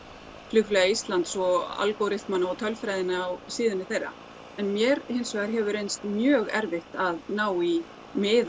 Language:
Icelandic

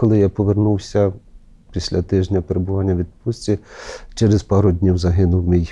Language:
Ukrainian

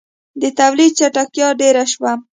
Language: Pashto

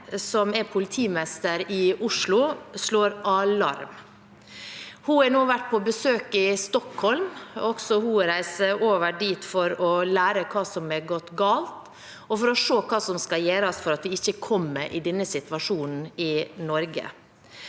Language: Norwegian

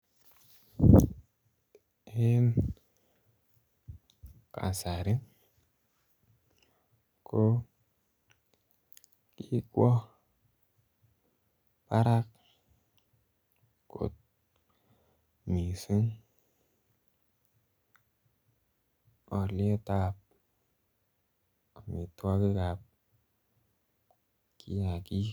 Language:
Kalenjin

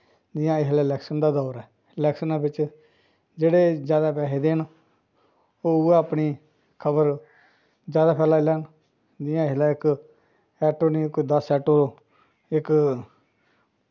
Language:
Dogri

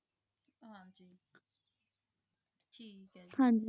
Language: Punjabi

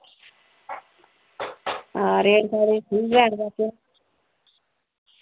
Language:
Dogri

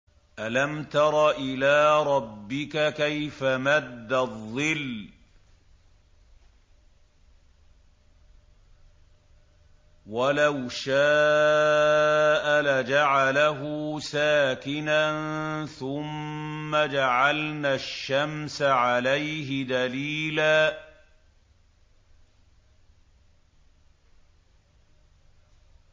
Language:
Arabic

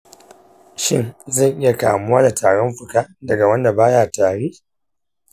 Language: Hausa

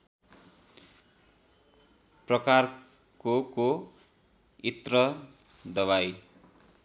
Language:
Nepali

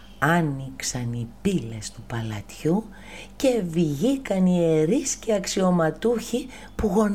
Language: Greek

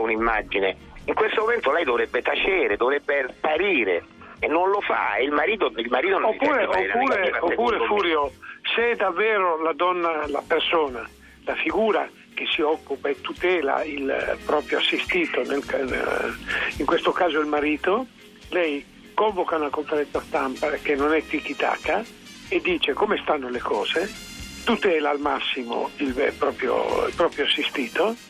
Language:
Italian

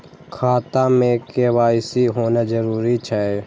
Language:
Maithili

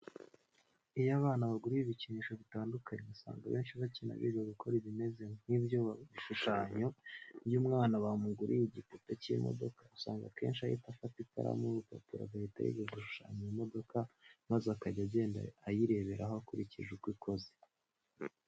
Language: Kinyarwanda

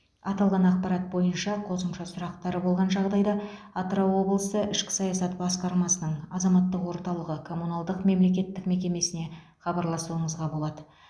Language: Kazakh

